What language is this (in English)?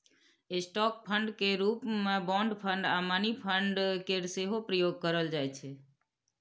Maithili